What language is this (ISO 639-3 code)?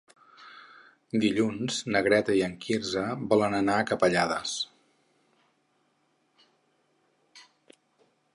cat